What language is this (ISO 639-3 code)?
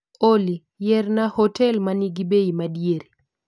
luo